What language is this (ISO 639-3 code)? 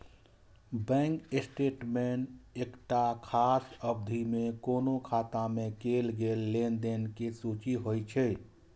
mai